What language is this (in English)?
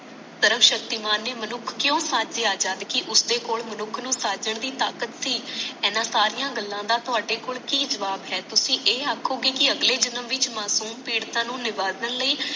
Punjabi